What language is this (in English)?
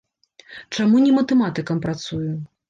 Belarusian